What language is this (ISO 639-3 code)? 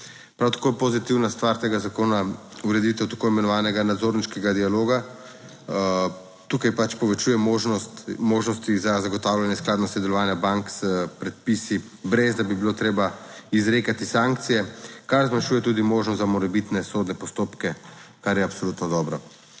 slv